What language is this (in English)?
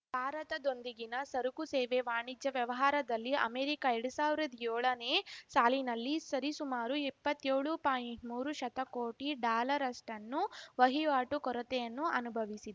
Kannada